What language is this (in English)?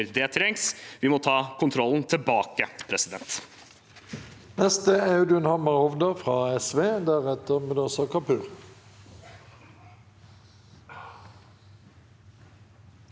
Norwegian